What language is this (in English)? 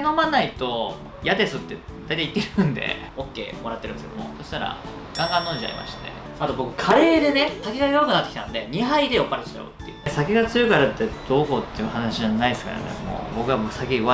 Japanese